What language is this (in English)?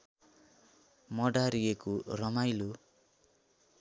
Nepali